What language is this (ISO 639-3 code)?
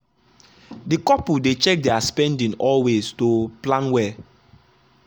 pcm